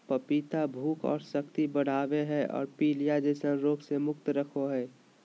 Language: Magahi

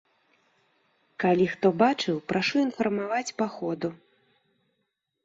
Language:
Belarusian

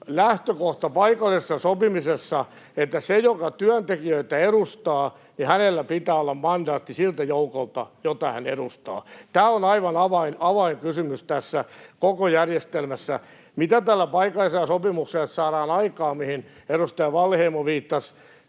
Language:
Finnish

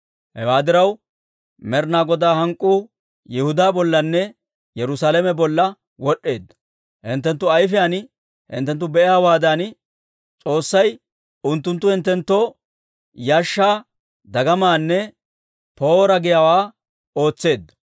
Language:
Dawro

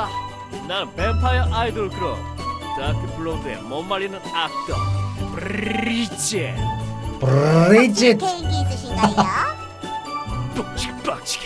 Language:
Korean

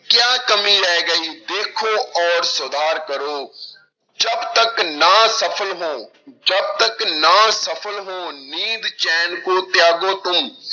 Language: Punjabi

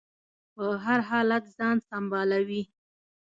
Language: Pashto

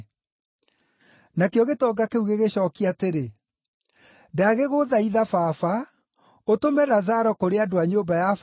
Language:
Kikuyu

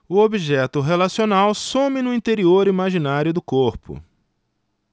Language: Portuguese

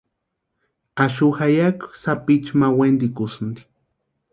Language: Western Highland Purepecha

